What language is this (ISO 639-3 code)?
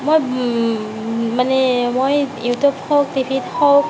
asm